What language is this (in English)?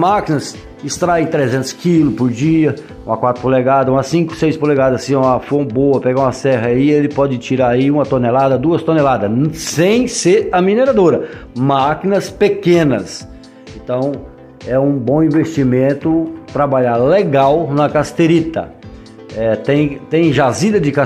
Portuguese